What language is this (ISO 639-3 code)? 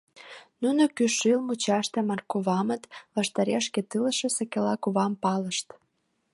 chm